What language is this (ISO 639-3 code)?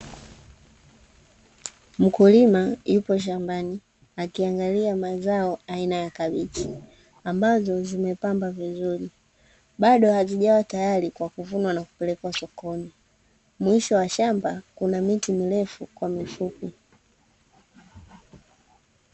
swa